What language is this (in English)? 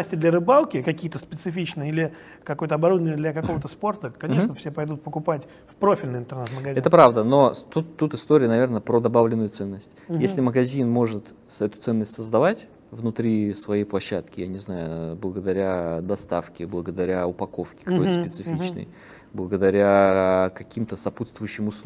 Russian